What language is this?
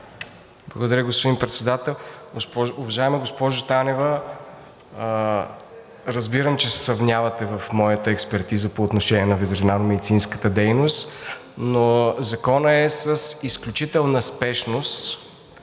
Bulgarian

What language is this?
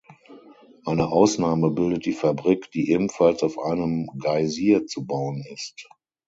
German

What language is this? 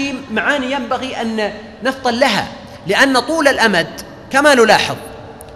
Arabic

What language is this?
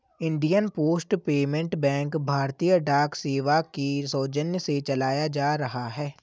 Hindi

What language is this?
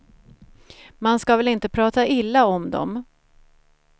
Swedish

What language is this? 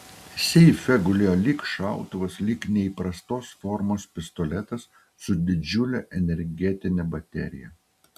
Lithuanian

